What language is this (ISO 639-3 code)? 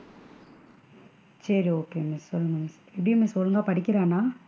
tam